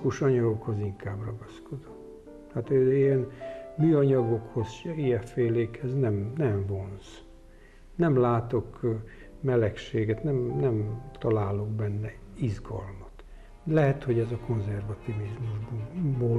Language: Hungarian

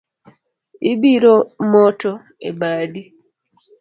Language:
Luo (Kenya and Tanzania)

